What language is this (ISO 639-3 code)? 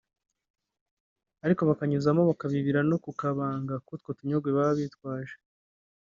kin